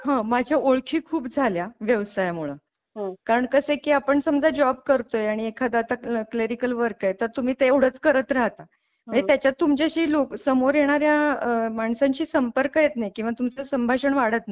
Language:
Marathi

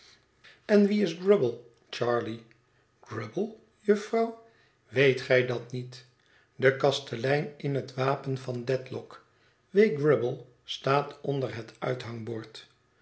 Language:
Dutch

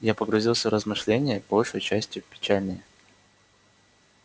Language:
Russian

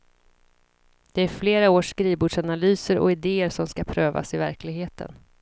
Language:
Swedish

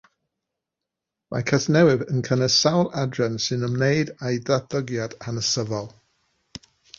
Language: Welsh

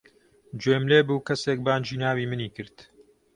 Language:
Central Kurdish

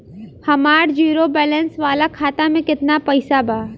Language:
Bhojpuri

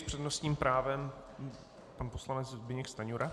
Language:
Czech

